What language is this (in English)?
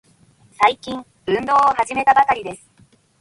Japanese